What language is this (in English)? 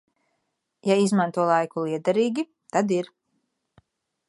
Latvian